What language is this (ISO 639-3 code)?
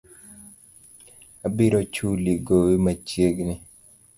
luo